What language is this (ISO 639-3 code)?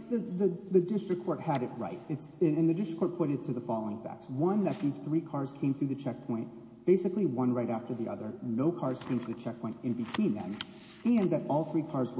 eng